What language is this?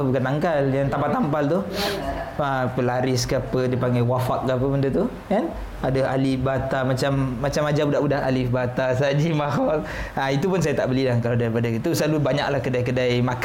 Malay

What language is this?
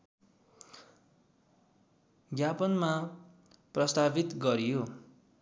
Nepali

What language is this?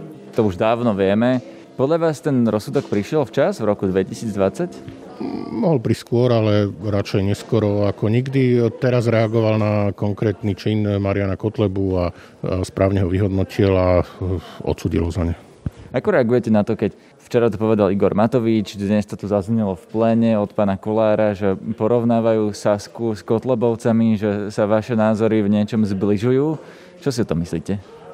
Slovak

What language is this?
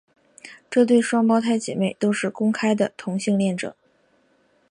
Chinese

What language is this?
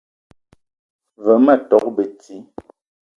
Eton (Cameroon)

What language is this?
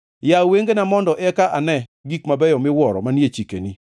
Luo (Kenya and Tanzania)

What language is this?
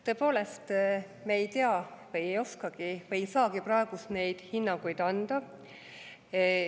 Estonian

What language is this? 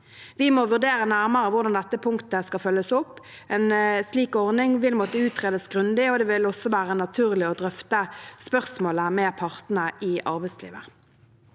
Norwegian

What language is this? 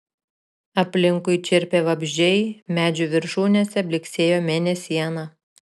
Lithuanian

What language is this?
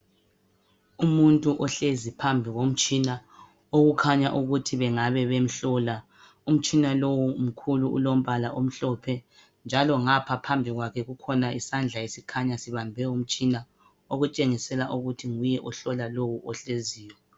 North Ndebele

